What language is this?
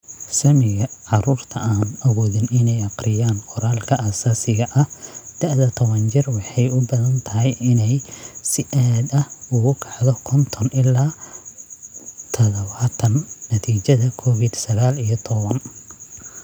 Somali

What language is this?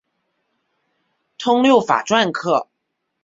Chinese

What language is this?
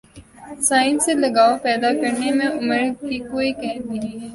Urdu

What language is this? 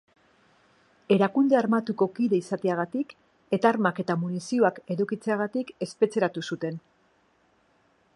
Basque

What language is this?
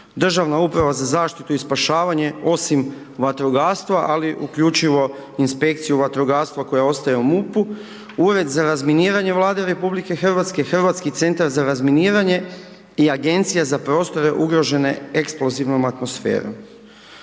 Croatian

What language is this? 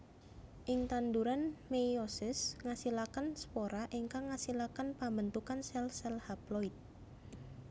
Javanese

